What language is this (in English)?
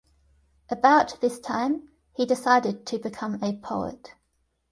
English